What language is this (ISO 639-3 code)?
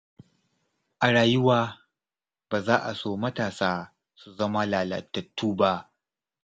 hau